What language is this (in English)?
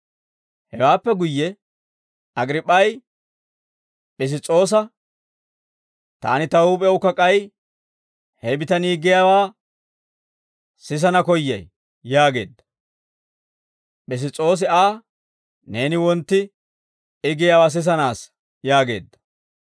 Dawro